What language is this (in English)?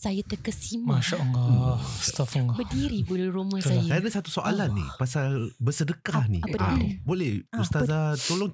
Malay